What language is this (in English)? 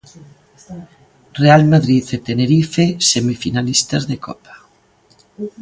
Galician